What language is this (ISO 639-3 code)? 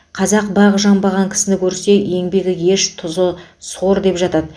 kaz